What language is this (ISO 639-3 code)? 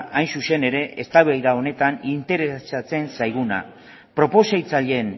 eus